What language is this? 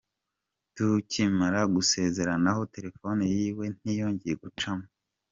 Kinyarwanda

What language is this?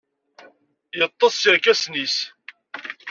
Kabyle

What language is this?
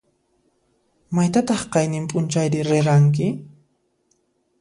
Puno Quechua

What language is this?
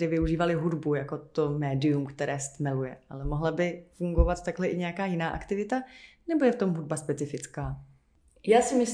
Czech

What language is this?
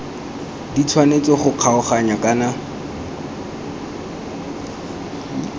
Tswana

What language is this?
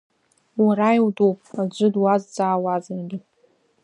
Abkhazian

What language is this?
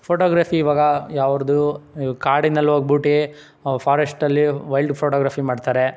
Kannada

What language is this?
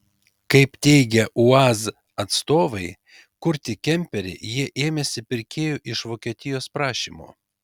Lithuanian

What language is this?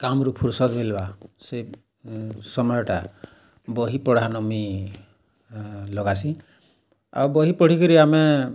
Odia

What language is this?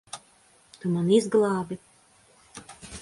Latvian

